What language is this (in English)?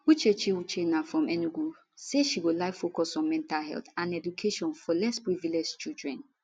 Nigerian Pidgin